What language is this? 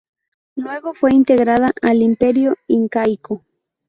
Spanish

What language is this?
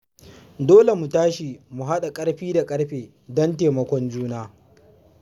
Hausa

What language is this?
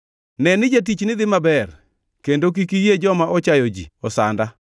Luo (Kenya and Tanzania)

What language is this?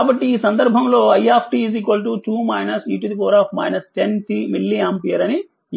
Telugu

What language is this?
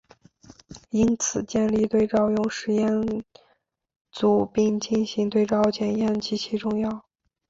Chinese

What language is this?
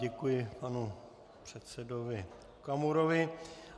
Czech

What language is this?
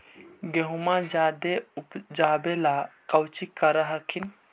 Magahi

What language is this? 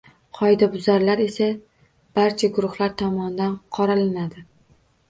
Uzbek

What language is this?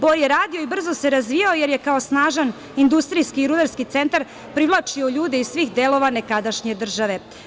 Serbian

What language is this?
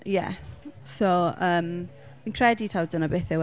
Welsh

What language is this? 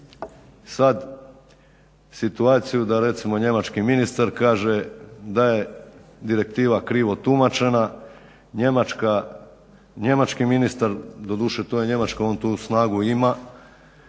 Croatian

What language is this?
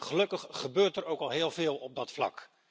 Dutch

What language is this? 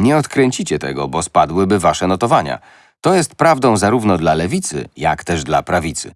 Polish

